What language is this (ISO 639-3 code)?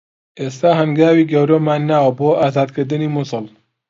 ckb